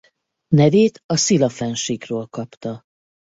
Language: Hungarian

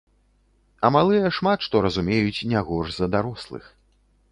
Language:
Belarusian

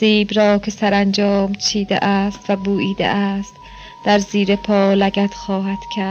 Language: Persian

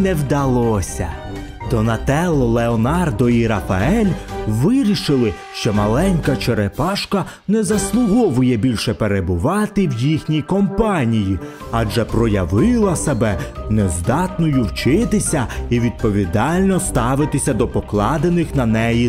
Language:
Ukrainian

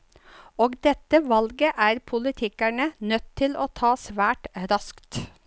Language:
Norwegian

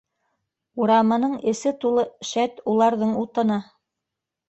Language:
Bashkir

